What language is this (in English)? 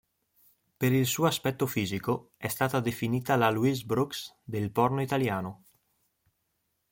Italian